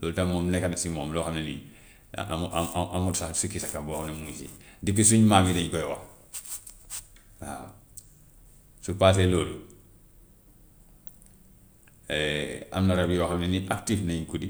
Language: Gambian Wolof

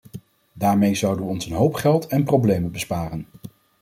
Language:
Dutch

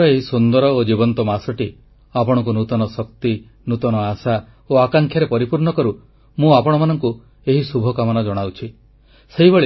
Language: Odia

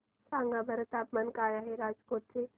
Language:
Marathi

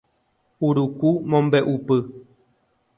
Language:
Guarani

